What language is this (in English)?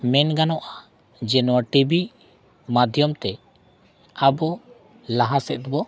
Santali